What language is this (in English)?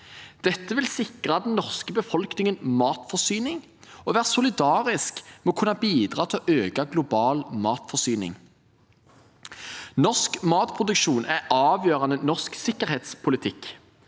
Norwegian